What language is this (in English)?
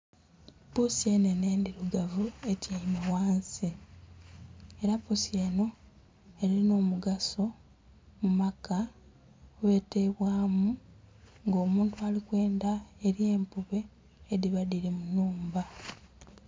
Soga